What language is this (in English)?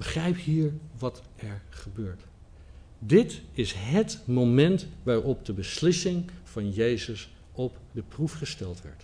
Dutch